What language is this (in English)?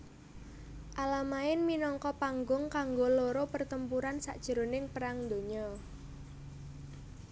Javanese